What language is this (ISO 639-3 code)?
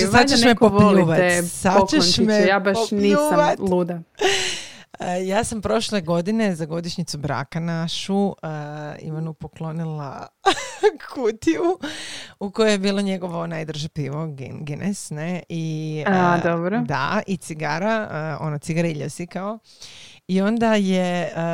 hrv